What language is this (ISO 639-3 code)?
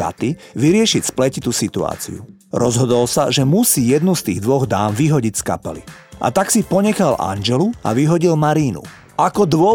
slk